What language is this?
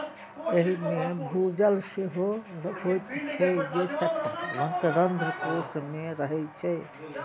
Maithili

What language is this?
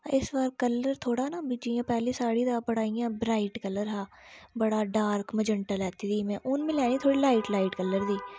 Dogri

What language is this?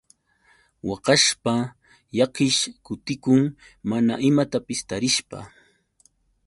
Yauyos Quechua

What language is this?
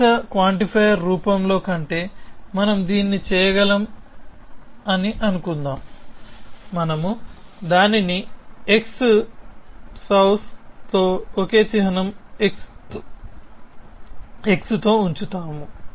Telugu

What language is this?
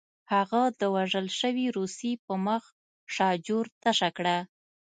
Pashto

